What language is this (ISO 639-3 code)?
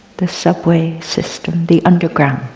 eng